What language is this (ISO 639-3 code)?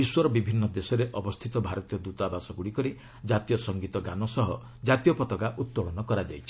ori